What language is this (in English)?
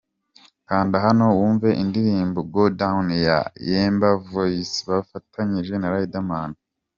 Kinyarwanda